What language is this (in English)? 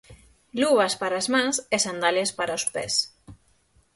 Galician